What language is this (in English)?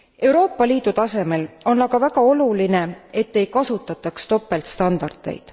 Estonian